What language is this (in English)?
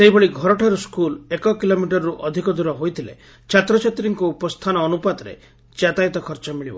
Odia